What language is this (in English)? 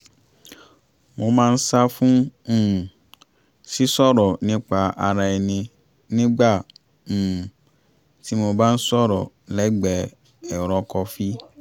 Yoruba